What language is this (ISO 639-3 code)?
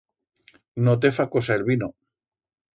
arg